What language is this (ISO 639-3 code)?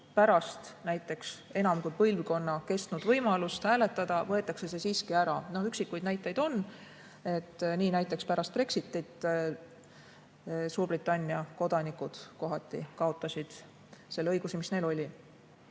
est